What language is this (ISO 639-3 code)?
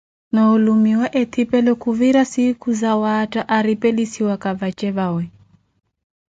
eko